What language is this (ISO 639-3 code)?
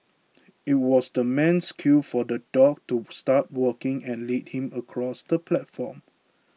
eng